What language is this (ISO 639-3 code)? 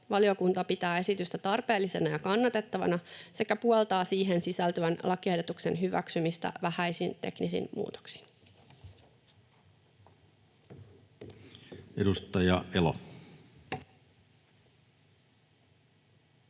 fin